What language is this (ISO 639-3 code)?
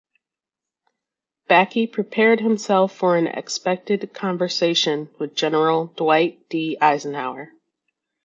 eng